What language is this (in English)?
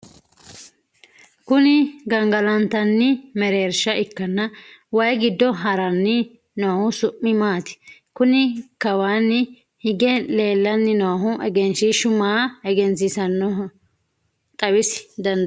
Sidamo